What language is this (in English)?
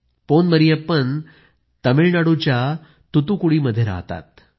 Marathi